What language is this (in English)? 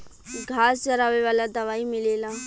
Bhojpuri